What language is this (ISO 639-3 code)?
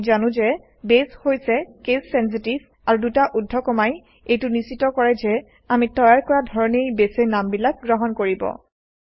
asm